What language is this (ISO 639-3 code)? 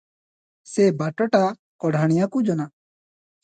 ori